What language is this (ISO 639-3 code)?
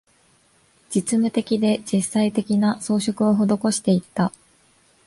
jpn